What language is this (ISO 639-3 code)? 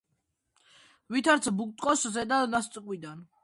kat